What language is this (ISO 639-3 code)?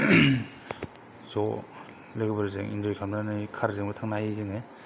brx